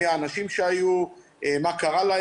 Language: Hebrew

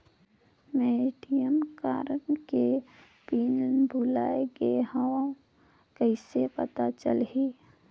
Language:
Chhattisgarhi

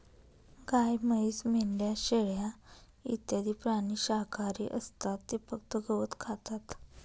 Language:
Marathi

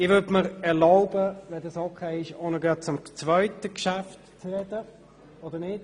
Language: Swiss German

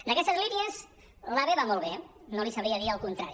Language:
Catalan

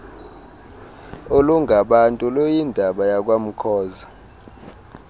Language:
Xhosa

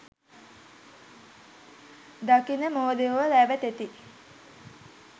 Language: Sinhala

